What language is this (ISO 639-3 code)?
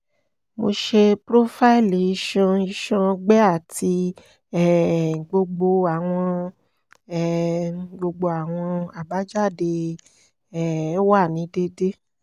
yor